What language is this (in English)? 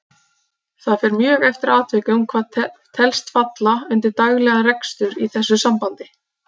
Icelandic